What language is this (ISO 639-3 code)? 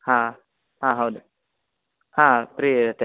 kan